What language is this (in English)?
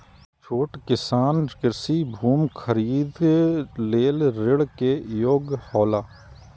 Maithili